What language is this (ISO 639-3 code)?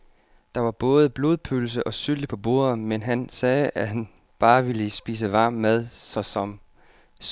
dan